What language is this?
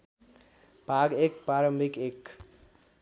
Nepali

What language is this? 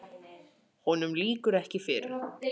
Icelandic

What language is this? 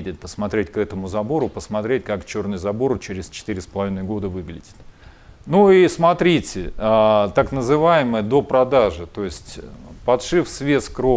Russian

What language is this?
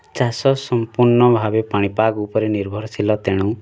Odia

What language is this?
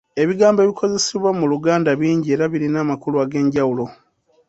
Ganda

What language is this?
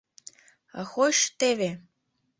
Mari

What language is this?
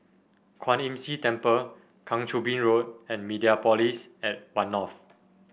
English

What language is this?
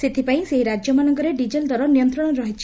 Odia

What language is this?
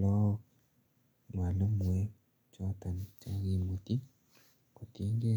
Kalenjin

